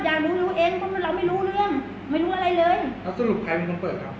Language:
Thai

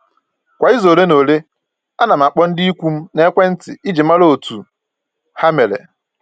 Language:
Igbo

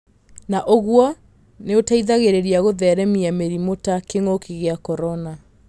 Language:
Kikuyu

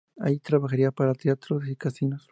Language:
Spanish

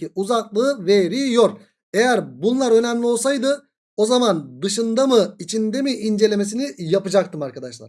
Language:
Turkish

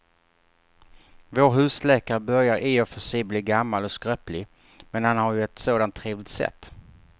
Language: Swedish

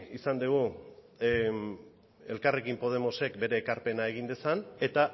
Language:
Basque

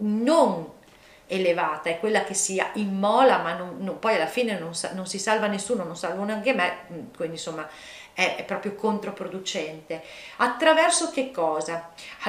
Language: Italian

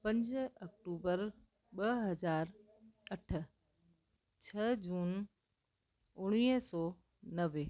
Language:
Sindhi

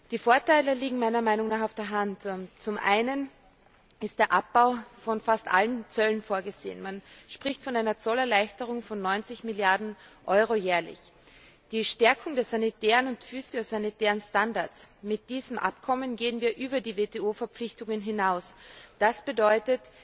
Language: German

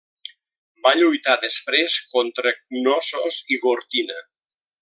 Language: Catalan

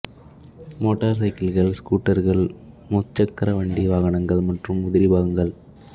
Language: Tamil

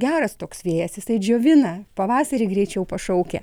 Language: Lithuanian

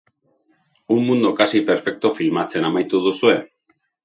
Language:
Basque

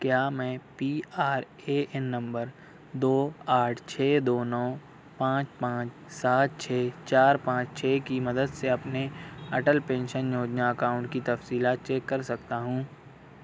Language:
Urdu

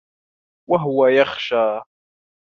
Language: Arabic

